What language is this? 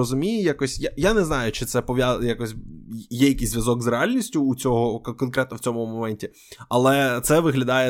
Ukrainian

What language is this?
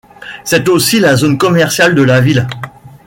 French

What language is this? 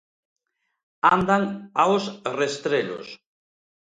Galician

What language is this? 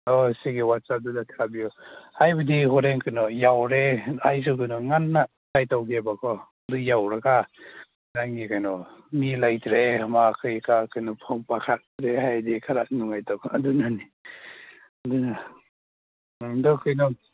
Manipuri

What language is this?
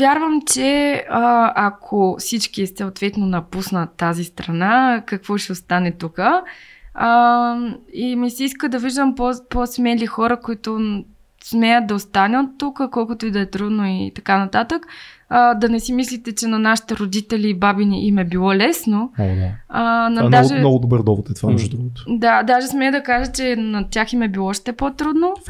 Bulgarian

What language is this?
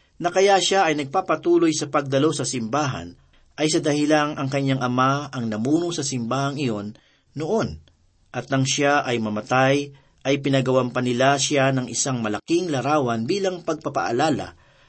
Filipino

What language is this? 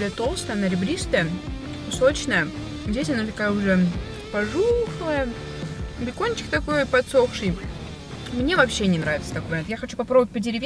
Russian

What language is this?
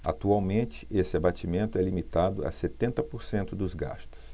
Portuguese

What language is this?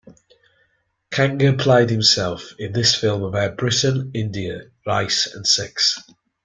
English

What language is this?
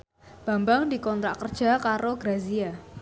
Javanese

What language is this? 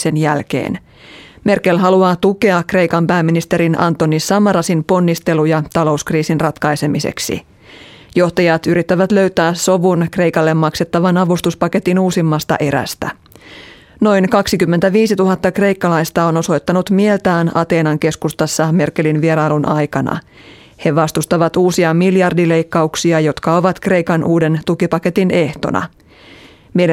Finnish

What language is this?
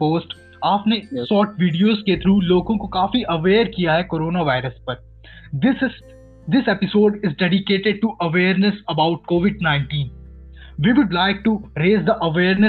Hindi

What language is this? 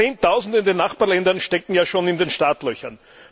German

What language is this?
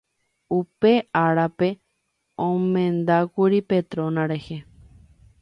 Guarani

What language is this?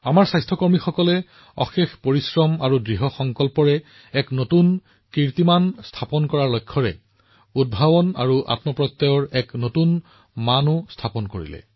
Assamese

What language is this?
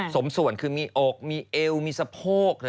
Thai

